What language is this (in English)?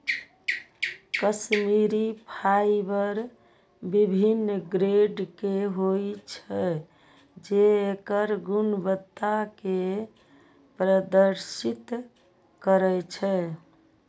Maithili